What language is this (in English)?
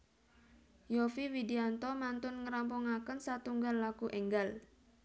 Javanese